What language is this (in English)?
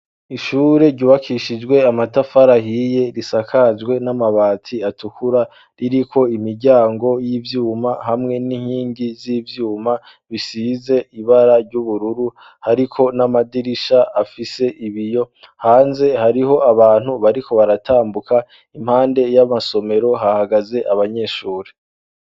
Rundi